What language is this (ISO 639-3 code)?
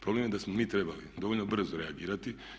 hrv